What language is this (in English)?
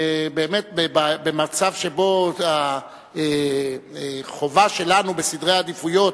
Hebrew